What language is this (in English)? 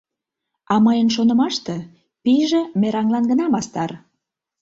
Mari